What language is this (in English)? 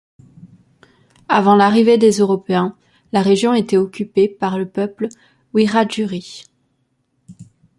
French